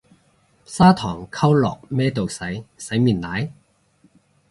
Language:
Cantonese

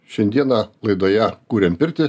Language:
Lithuanian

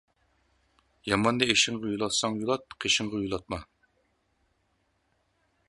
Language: Uyghur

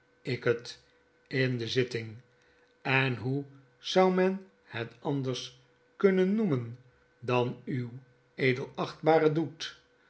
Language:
Dutch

